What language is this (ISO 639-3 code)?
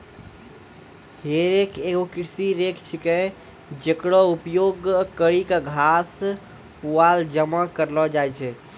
mai